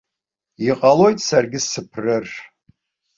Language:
Abkhazian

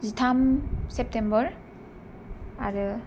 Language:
Bodo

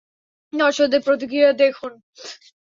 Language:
Bangla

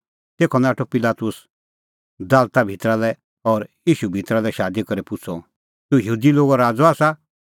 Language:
Kullu Pahari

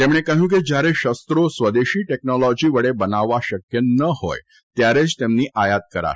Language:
Gujarati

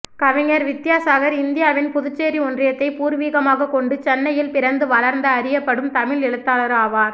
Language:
Tamil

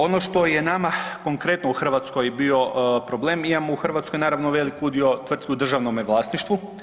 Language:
Croatian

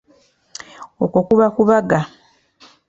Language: Ganda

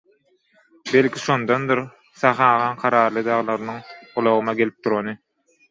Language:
Turkmen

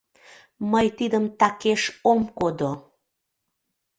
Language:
Mari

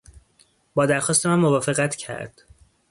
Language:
Persian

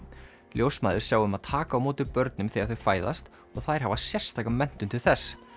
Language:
Icelandic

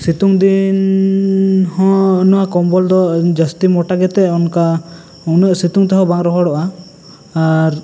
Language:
Santali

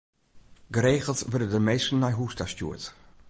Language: Western Frisian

